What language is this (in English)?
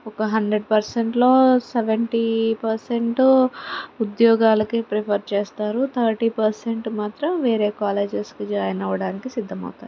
Telugu